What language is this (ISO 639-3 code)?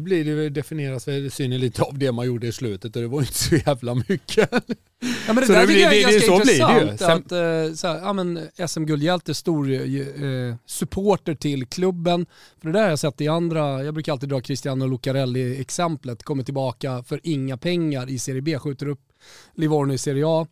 swe